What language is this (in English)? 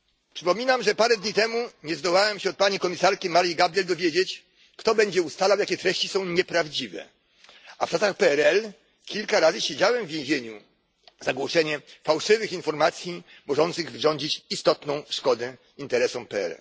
Polish